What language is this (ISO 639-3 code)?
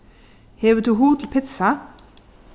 fao